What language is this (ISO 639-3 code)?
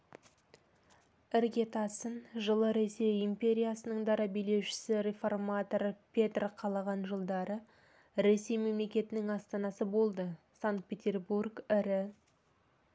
kaz